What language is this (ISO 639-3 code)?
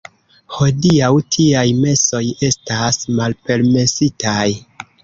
epo